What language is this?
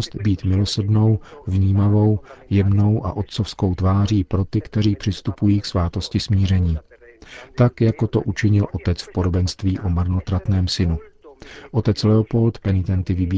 Czech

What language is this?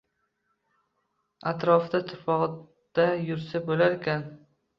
Uzbek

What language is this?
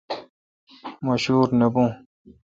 Kalkoti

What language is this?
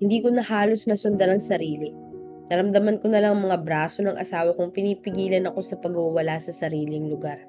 Filipino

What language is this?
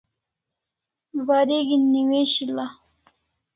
Kalasha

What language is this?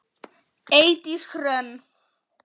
Icelandic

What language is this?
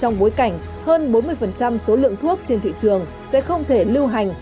Vietnamese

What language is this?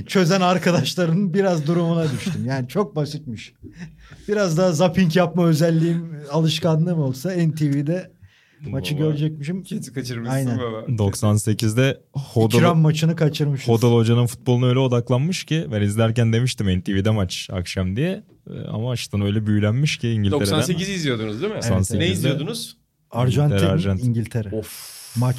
Turkish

